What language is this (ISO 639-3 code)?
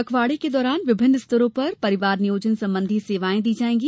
hin